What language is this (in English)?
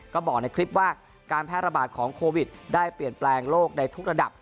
Thai